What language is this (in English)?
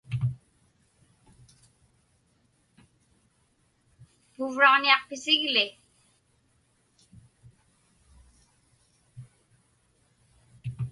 Inupiaq